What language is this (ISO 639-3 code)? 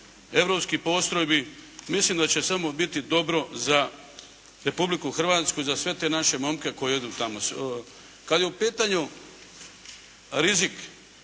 hrv